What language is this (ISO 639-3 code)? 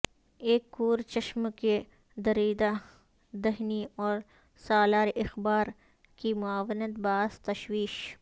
urd